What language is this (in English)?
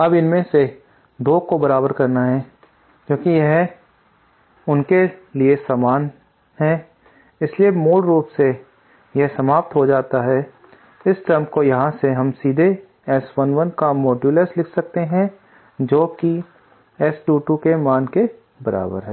Hindi